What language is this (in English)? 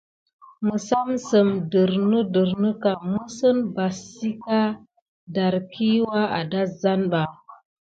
Gidar